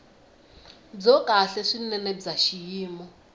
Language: Tsonga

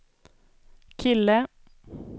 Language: Swedish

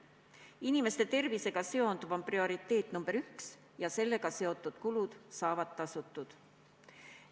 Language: Estonian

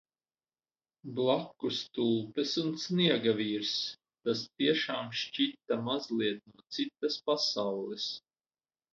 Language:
Latvian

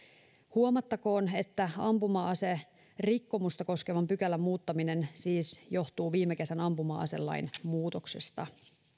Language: Finnish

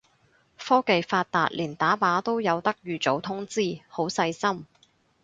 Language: Cantonese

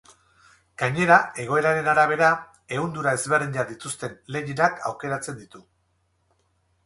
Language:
Basque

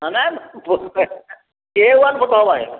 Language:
Odia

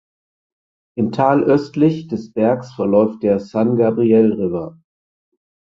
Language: German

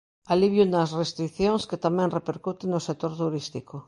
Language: Galician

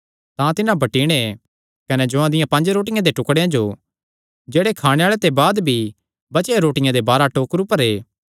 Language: Kangri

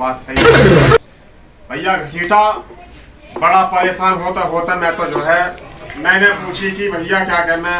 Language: Hindi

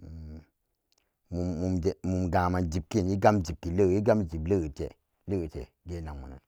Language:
Samba Daka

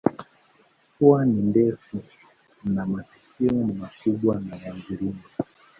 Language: Swahili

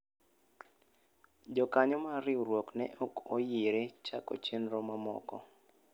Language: Luo (Kenya and Tanzania)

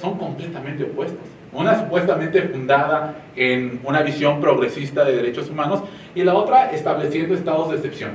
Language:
Spanish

